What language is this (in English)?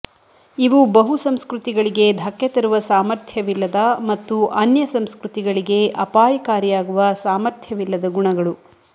Kannada